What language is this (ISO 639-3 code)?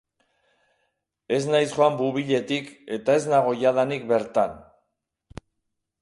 eus